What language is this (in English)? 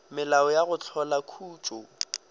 Northern Sotho